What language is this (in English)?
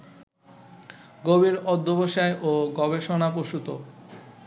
Bangla